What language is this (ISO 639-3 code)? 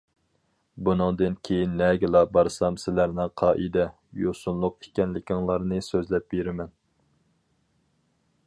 uig